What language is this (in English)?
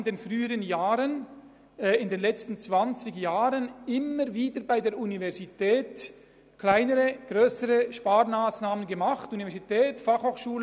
Swiss German